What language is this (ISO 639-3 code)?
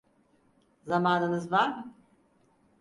tur